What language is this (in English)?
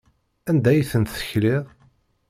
Kabyle